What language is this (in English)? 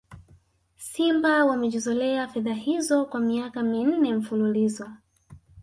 Swahili